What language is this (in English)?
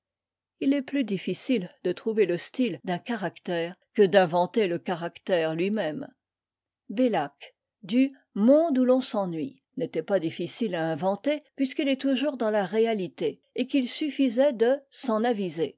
French